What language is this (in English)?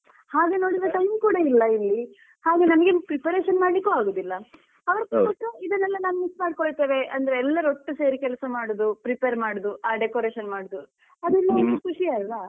Kannada